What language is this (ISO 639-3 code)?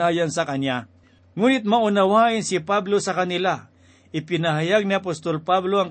fil